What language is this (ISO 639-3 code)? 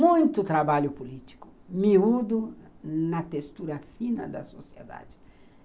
por